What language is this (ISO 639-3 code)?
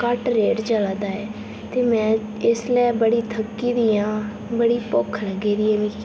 doi